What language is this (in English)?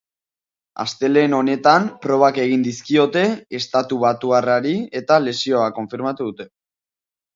Basque